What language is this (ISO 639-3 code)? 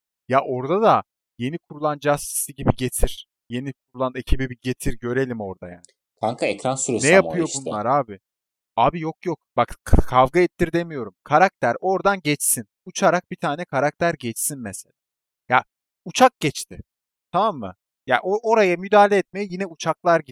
tur